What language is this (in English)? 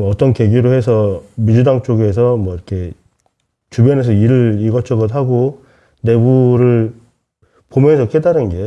Korean